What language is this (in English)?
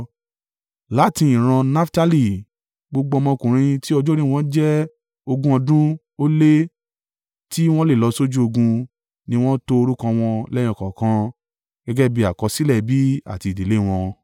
Yoruba